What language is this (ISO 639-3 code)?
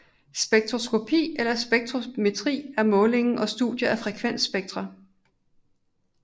dan